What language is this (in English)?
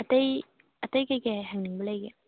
Manipuri